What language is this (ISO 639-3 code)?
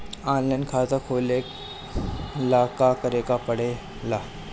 bho